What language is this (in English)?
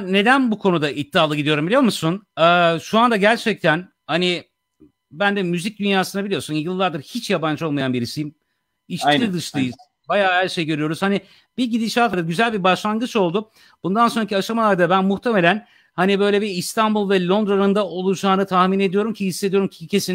Turkish